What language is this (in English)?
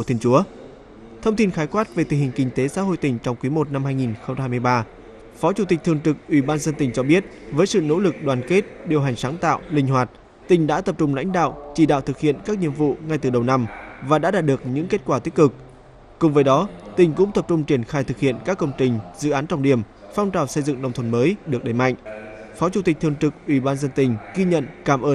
Vietnamese